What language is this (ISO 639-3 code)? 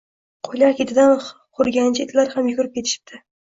uzb